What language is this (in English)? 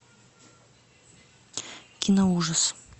Russian